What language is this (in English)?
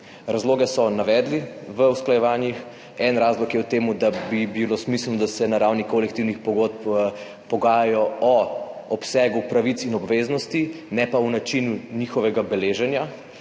Slovenian